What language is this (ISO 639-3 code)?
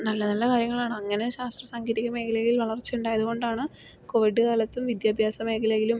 mal